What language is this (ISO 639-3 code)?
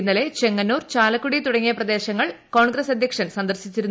mal